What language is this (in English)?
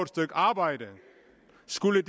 Danish